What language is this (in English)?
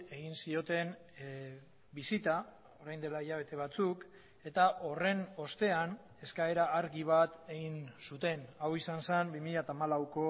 Basque